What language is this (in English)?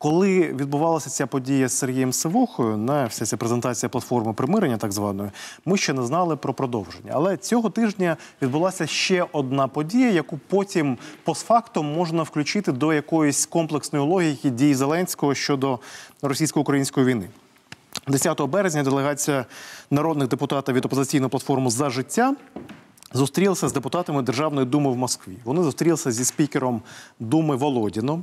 Ukrainian